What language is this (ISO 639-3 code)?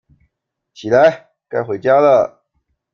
zho